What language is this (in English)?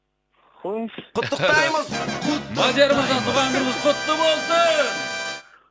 Kazakh